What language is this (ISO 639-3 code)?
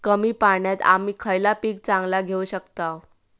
mar